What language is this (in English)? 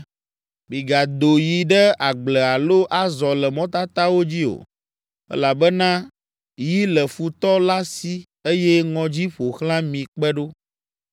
Ewe